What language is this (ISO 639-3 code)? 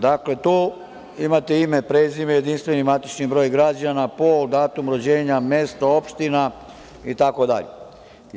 srp